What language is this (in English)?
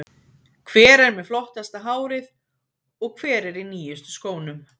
Icelandic